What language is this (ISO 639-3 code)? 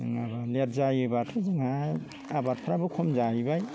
brx